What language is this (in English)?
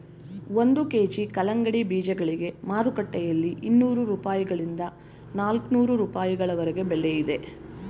Kannada